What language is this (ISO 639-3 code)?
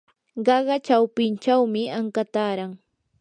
qur